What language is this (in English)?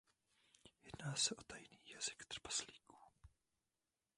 Czech